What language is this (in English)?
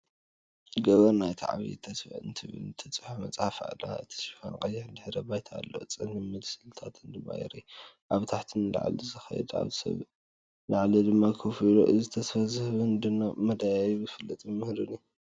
Tigrinya